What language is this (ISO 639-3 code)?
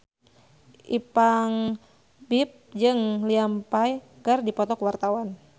sun